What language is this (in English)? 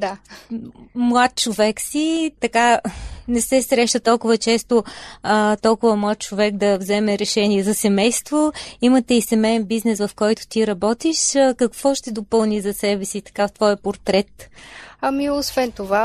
Bulgarian